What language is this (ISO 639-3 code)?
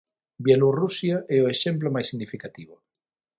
glg